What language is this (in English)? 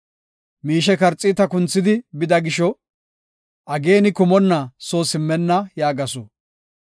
Gofa